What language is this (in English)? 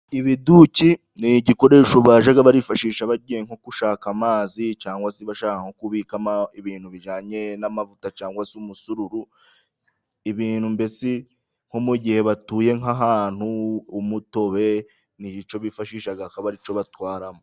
Kinyarwanda